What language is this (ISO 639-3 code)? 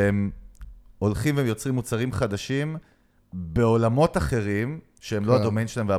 heb